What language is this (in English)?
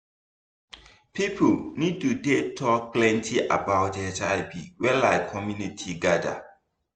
Nigerian Pidgin